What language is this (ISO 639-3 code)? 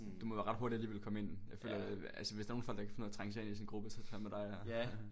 dan